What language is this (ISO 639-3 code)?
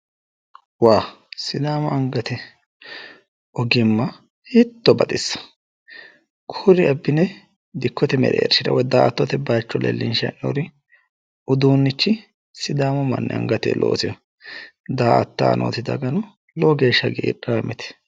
sid